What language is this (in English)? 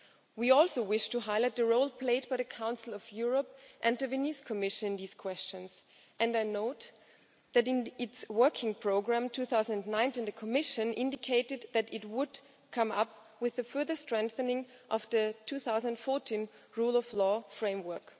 English